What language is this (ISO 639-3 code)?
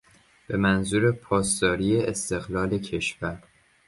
fas